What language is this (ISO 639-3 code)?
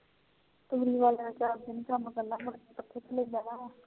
pan